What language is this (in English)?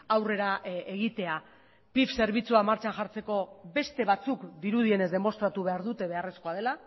Basque